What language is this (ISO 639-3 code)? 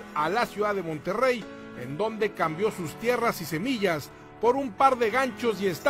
spa